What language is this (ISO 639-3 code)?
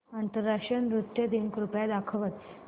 mar